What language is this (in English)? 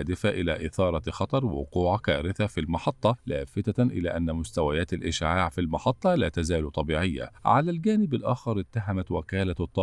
Arabic